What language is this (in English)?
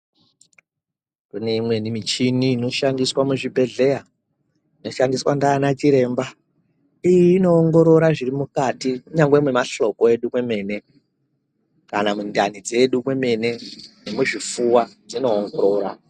Ndau